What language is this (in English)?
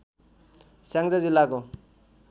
Nepali